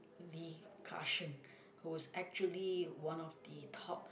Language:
English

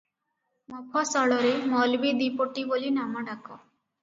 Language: Odia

